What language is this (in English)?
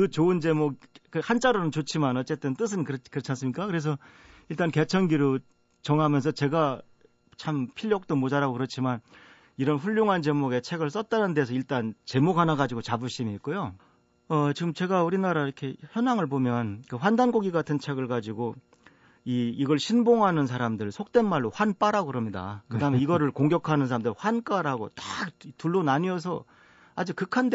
Korean